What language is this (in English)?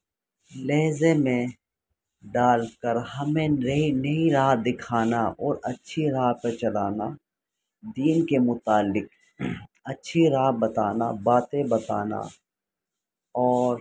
Urdu